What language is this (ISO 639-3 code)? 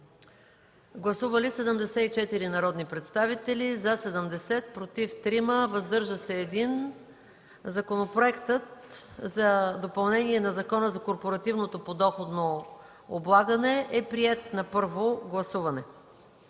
bul